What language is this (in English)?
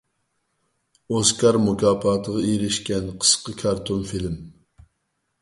Uyghur